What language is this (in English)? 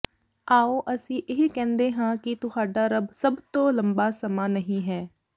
Punjabi